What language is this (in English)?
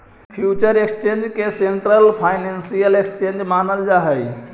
Magahi